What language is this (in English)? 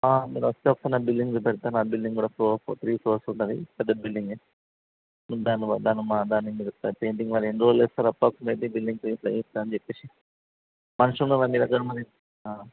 Telugu